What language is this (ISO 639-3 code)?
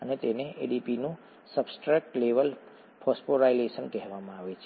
guj